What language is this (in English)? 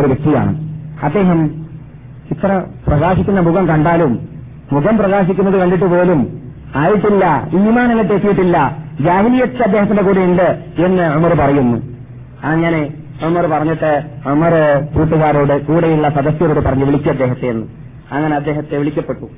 Malayalam